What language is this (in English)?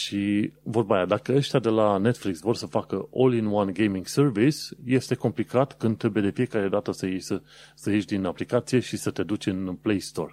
Romanian